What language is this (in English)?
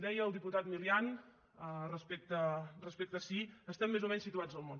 Catalan